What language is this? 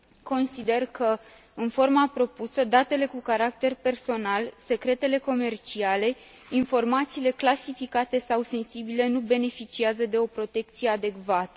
Romanian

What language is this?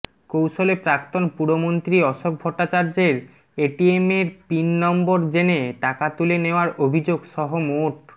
Bangla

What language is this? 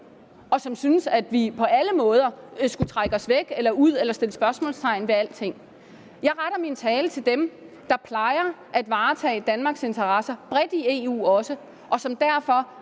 Danish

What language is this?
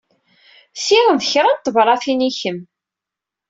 Kabyle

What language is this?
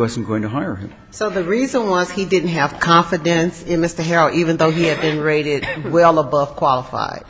English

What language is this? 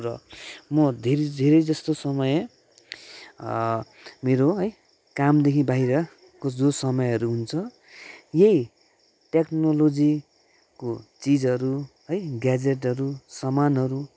Nepali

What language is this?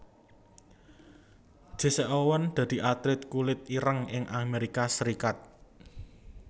Javanese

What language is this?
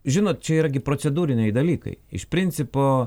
Lithuanian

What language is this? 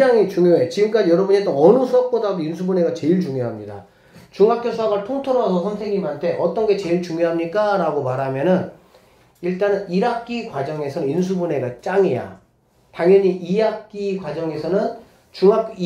Korean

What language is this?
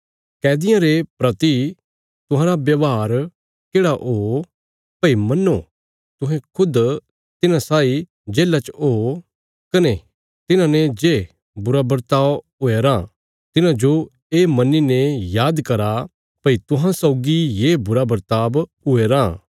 Bilaspuri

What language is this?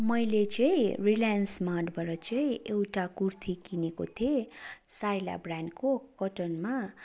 Nepali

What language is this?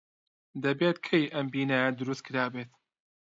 Central Kurdish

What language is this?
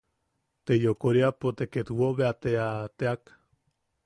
Yaqui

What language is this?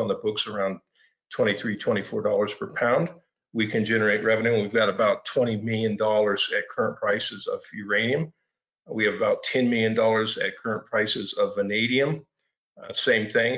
English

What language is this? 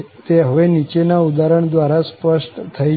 Gujarati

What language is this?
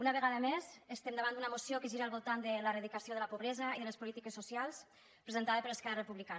Catalan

